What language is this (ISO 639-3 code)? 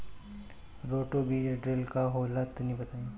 bho